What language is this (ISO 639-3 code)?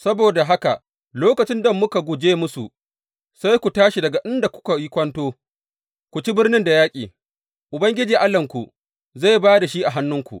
hau